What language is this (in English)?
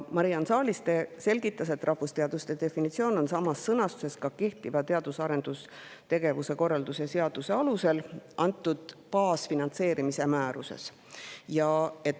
Estonian